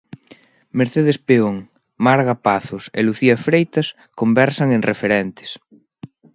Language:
Galician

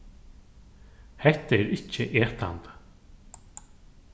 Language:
Faroese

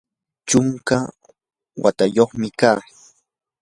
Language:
Yanahuanca Pasco Quechua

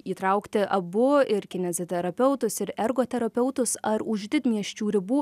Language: Lithuanian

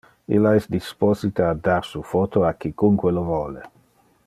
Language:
Interlingua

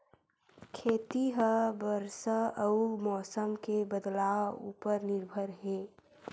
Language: Chhattisgarhi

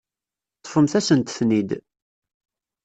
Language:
Kabyle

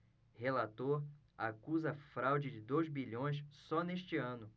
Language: Portuguese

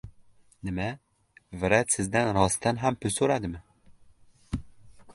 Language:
Uzbek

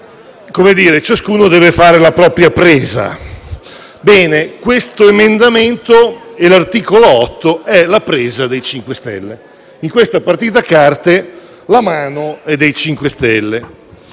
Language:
Italian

